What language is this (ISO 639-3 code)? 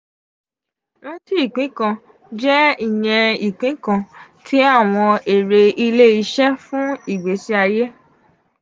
yor